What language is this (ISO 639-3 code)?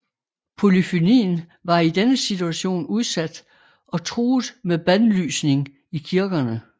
dan